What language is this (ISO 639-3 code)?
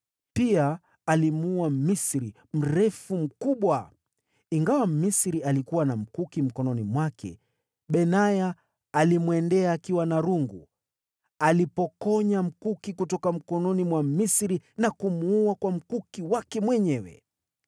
swa